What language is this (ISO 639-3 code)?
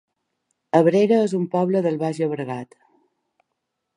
cat